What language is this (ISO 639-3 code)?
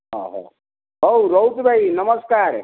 ori